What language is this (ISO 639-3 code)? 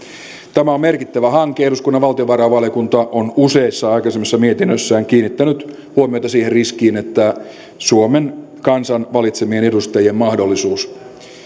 fin